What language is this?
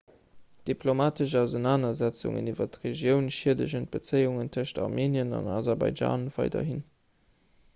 Luxembourgish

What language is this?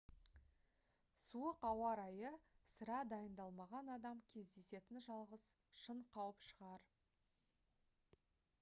Kazakh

